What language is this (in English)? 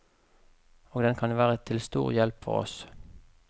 Norwegian